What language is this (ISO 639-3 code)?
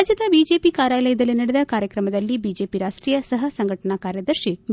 kan